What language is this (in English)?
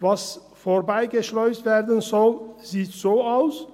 Swiss German